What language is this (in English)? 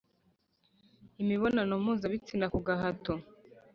Kinyarwanda